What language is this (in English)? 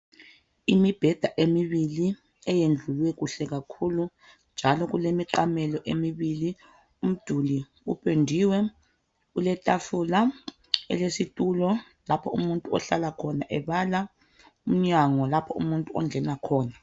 North Ndebele